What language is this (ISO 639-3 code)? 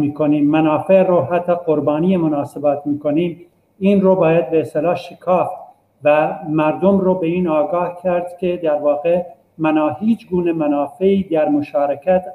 fas